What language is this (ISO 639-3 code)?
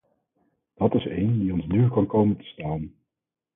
nld